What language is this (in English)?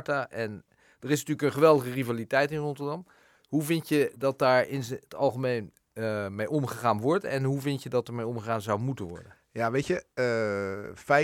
Dutch